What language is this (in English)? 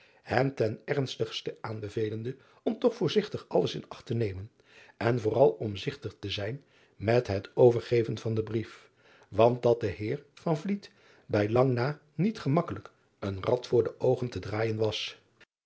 Dutch